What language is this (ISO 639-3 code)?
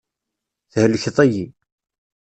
kab